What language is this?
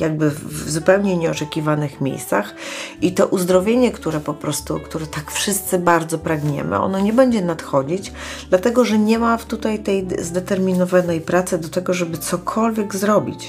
Polish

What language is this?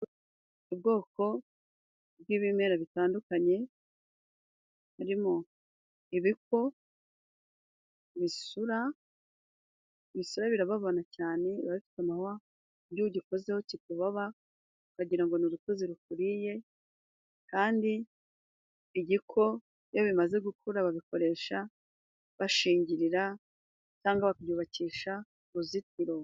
Kinyarwanda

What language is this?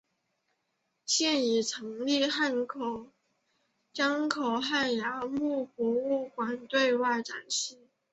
Chinese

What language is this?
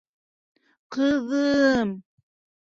Bashkir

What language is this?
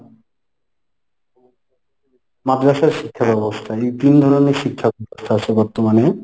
Bangla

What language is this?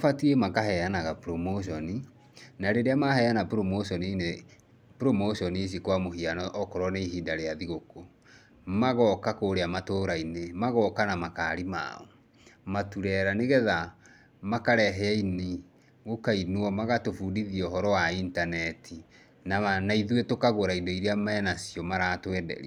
Kikuyu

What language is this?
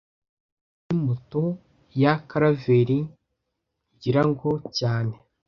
Kinyarwanda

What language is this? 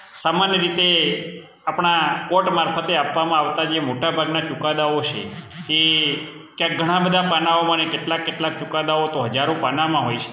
Gujarati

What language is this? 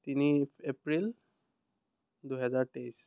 Assamese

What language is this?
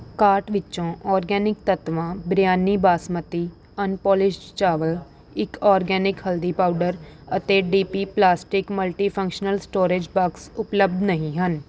Punjabi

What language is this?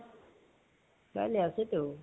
Assamese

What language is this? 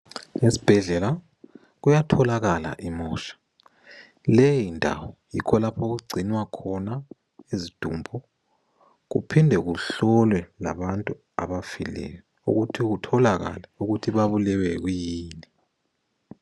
North Ndebele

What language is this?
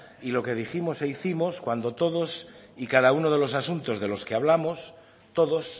Spanish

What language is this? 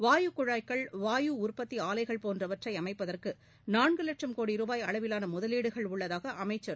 Tamil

